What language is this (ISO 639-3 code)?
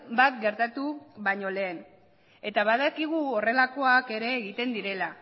eus